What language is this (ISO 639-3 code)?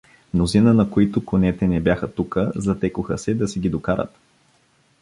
bul